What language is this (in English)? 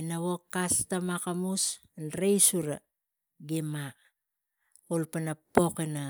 Tigak